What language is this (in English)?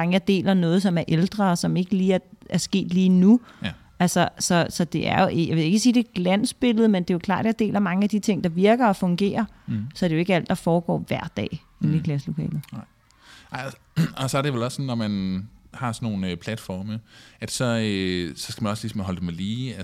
Danish